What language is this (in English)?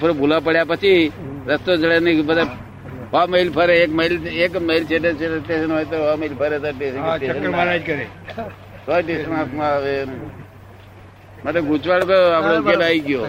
Gujarati